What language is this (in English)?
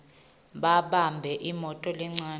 Swati